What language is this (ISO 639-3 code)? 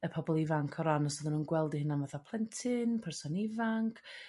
cym